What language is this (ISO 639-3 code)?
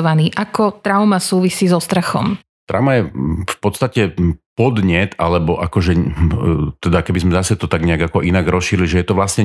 slk